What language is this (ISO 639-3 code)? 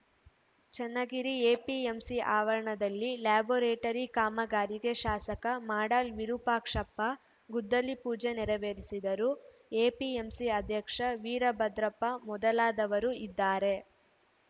kan